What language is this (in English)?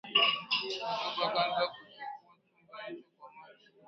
Swahili